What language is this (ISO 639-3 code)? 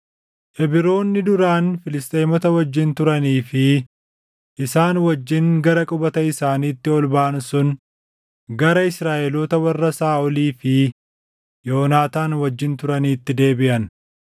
orm